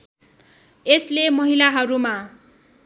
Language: Nepali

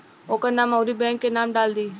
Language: Bhojpuri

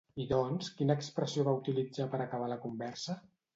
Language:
Catalan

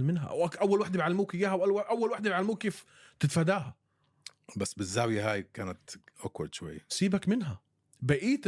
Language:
Arabic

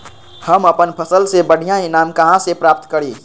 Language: Magahi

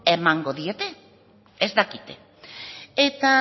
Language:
Basque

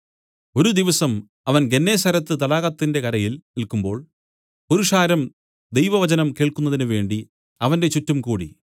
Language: Malayalam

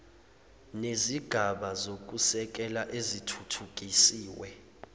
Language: Zulu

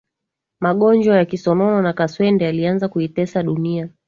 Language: Swahili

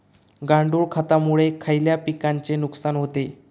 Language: Marathi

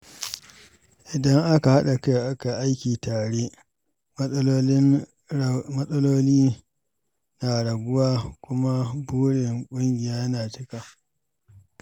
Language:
Hausa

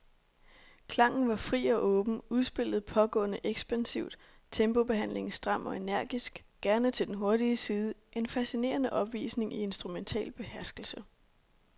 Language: Danish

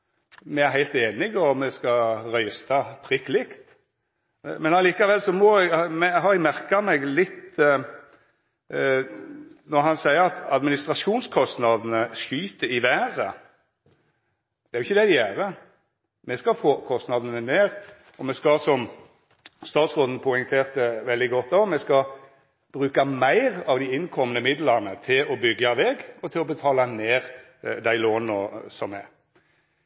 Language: Norwegian Nynorsk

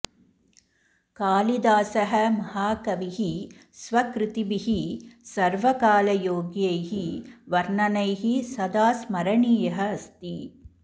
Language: Sanskrit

